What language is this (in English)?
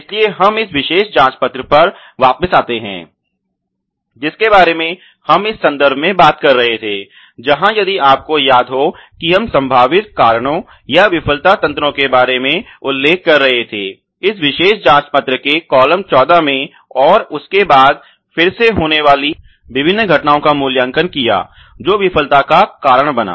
Hindi